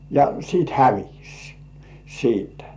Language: Finnish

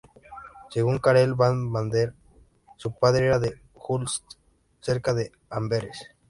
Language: Spanish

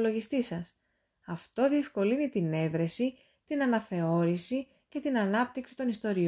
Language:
Greek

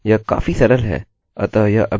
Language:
Hindi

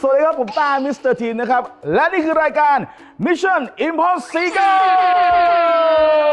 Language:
Thai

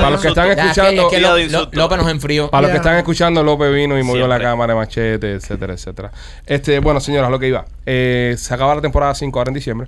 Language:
Spanish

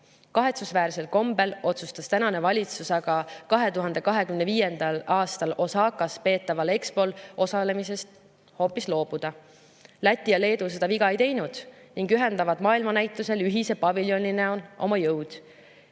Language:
Estonian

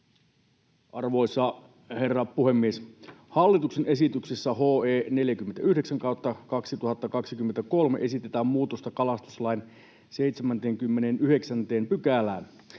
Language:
Finnish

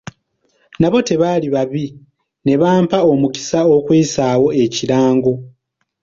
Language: Ganda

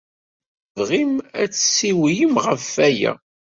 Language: Kabyle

